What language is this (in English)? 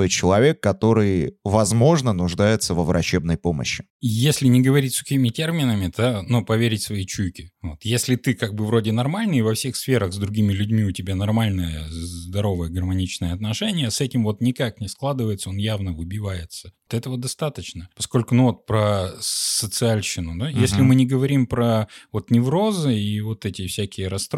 Russian